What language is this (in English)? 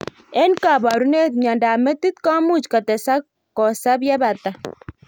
Kalenjin